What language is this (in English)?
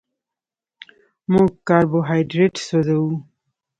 Pashto